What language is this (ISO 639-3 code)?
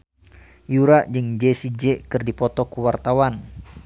sun